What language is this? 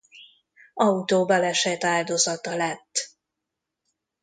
Hungarian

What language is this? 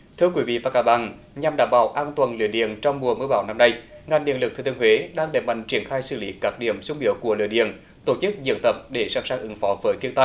Vietnamese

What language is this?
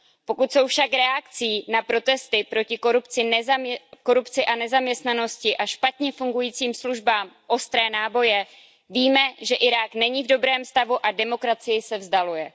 Czech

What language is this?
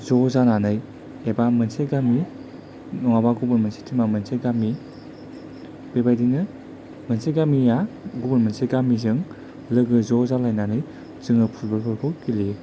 Bodo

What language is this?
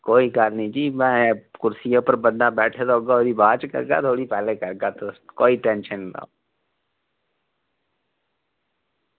Dogri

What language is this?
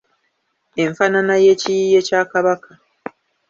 Ganda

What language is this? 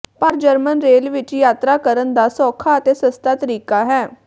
Punjabi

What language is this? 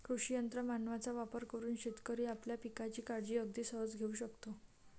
Marathi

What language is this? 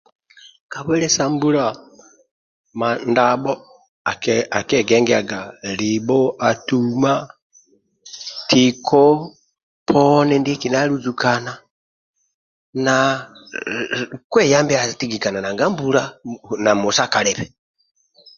Amba (Uganda)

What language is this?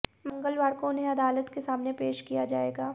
Hindi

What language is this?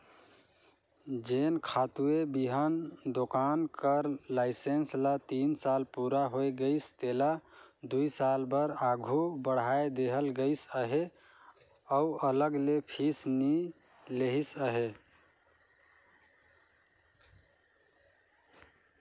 Chhattisgarhi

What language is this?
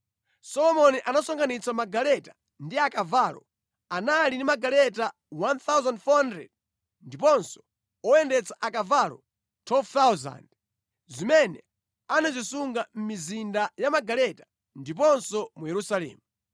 Nyanja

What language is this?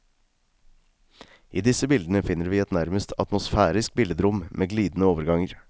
Norwegian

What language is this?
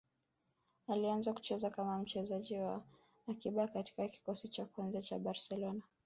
Swahili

